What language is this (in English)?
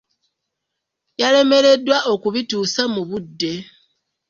Ganda